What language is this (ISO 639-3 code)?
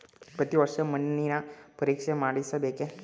kan